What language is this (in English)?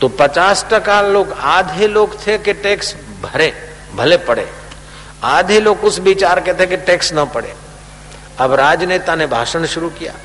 Hindi